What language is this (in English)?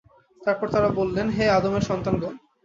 Bangla